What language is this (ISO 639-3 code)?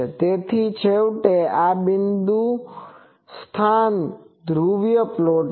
guj